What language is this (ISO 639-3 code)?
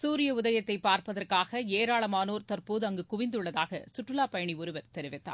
tam